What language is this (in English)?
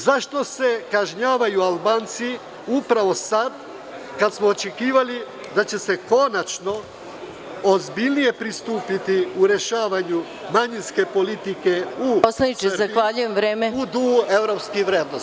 Serbian